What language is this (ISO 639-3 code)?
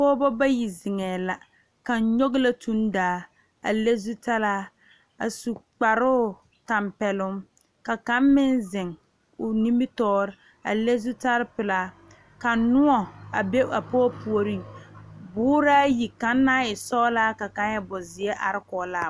dga